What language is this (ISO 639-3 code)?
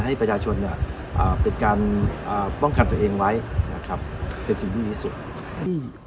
tha